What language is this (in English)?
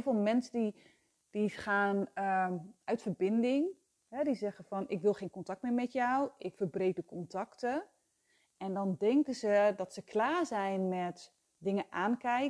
Dutch